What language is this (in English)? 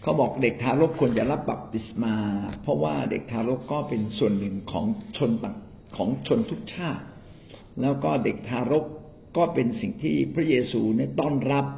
Thai